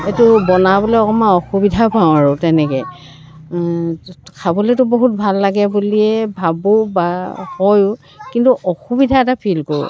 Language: Assamese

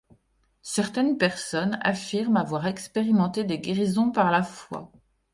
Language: French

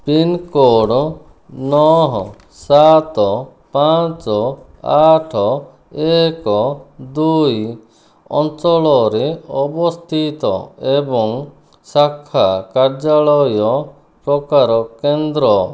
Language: Odia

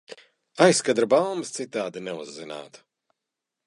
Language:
Latvian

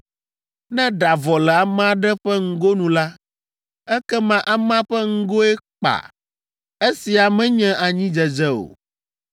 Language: Ewe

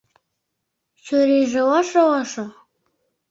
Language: Mari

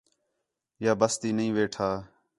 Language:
Khetrani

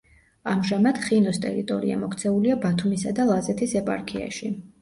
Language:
Georgian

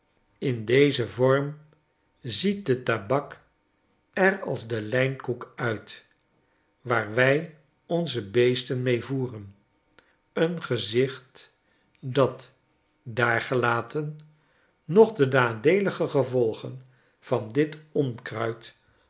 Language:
Dutch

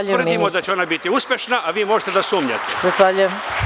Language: Serbian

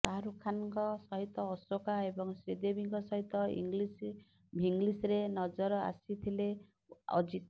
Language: Odia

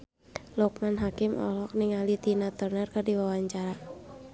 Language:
Sundanese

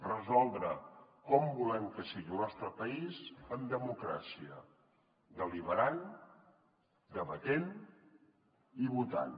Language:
Catalan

